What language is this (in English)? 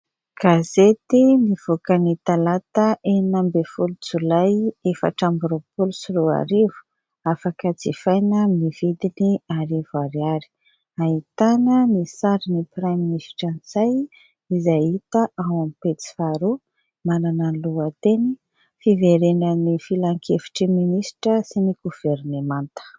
Malagasy